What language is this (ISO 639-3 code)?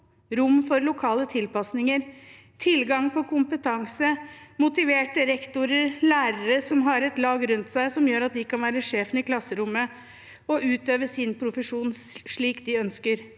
nor